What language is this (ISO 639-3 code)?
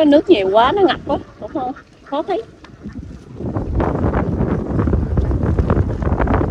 vie